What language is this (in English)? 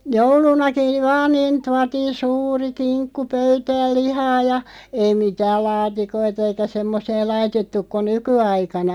Finnish